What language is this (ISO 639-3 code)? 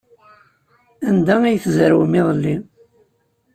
kab